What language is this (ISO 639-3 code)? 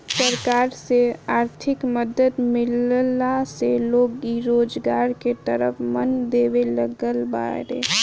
bho